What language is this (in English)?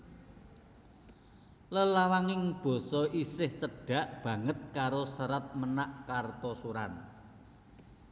Javanese